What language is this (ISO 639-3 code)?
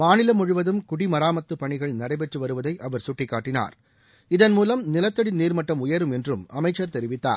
tam